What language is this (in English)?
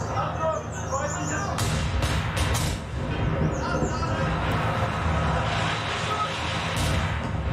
Polish